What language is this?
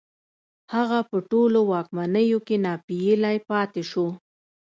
Pashto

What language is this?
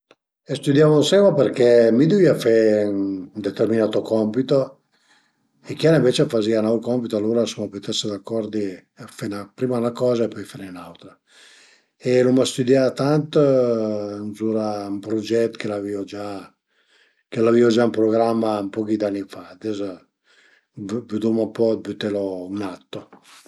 Piedmontese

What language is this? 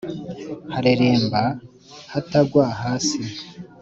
Kinyarwanda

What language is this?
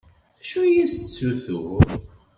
Kabyle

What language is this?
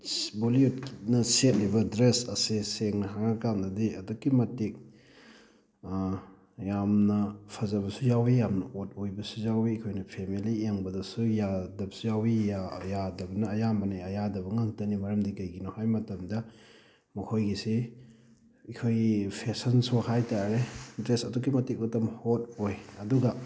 Manipuri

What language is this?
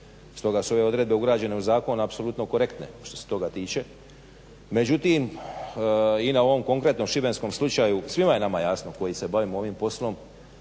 Croatian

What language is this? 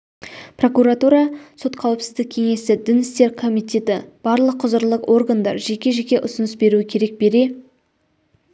Kazakh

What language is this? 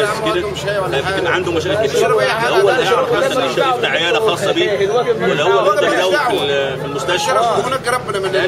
Arabic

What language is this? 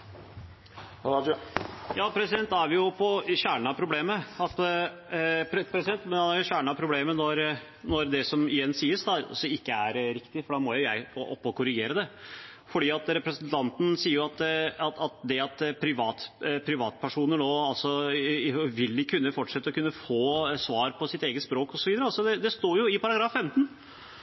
Norwegian Nynorsk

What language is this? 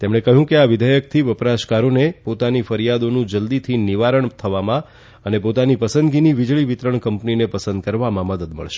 Gujarati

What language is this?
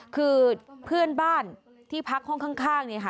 Thai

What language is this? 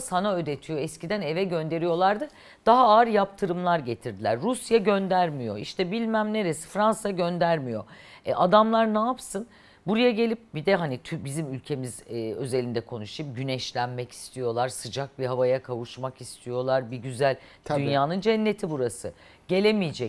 Turkish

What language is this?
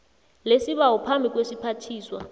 South Ndebele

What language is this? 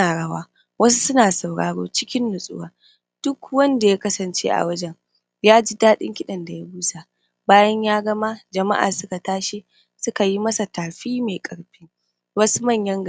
Hausa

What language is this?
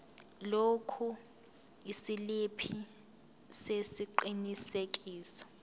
Zulu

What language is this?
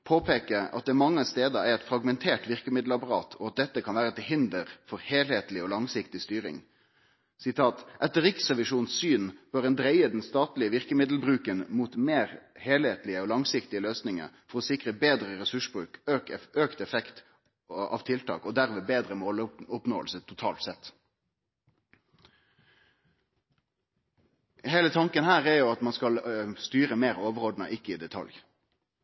Norwegian Nynorsk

